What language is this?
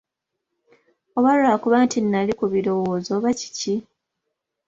Ganda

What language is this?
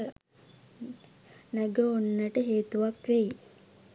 Sinhala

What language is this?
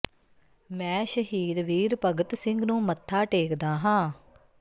Punjabi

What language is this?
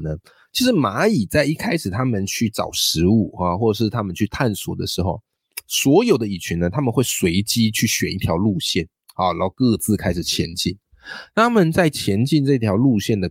Chinese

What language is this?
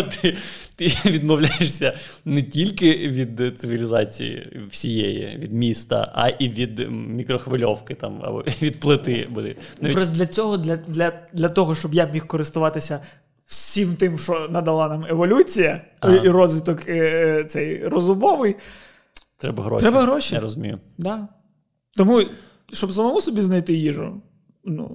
Ukrainian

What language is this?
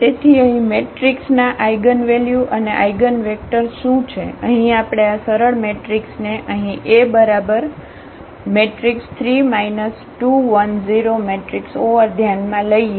Gujarati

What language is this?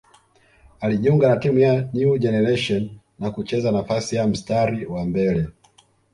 Swahili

